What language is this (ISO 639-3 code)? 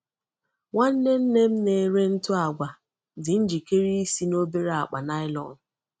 ibo